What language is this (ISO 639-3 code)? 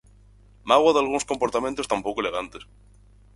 glg